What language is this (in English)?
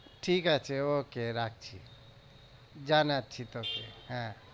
Bangla